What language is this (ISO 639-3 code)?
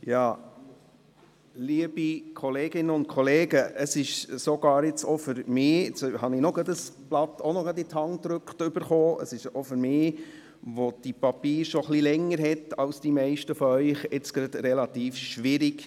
gsw